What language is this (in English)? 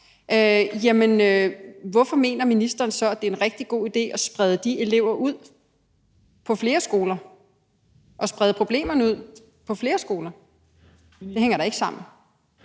Danish